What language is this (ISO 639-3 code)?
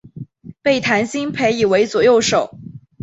zho